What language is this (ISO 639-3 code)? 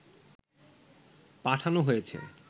ben